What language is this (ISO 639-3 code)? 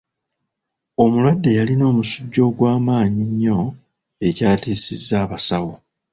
lug